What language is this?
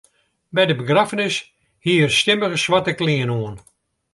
Western Frisian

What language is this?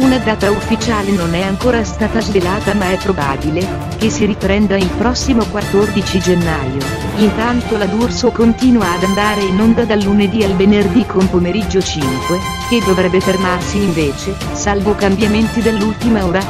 Italian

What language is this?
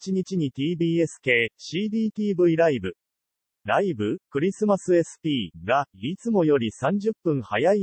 Japanese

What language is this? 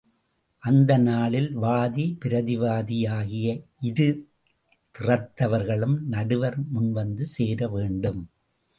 Tamil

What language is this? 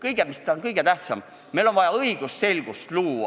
Estonian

